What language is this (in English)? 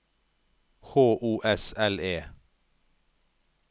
Norwegian